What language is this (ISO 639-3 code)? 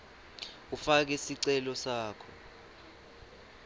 ssw